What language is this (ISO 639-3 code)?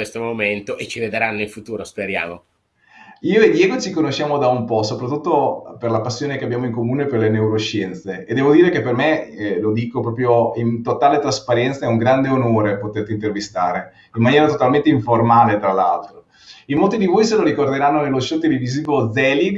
ita